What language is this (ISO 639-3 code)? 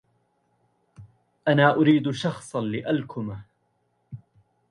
ara